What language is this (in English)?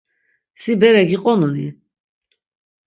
Laz